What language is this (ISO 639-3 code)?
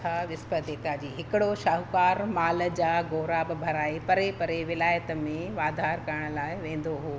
snd